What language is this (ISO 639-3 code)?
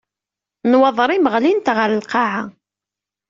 kab